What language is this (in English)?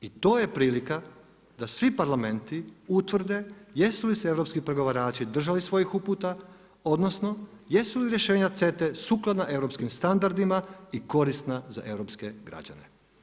Croatian